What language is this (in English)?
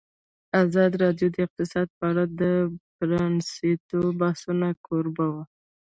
Pashto